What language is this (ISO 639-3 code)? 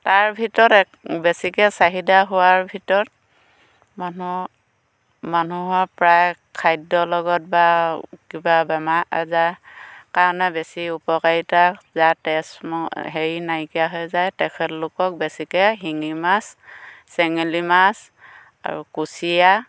asm